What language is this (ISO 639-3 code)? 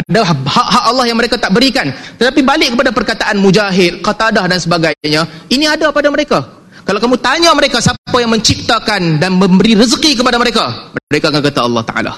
msa